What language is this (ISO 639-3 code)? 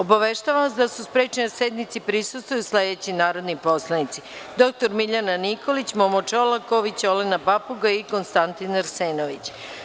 srp